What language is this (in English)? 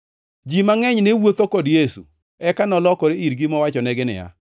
Luo (Kenya and Tanzania)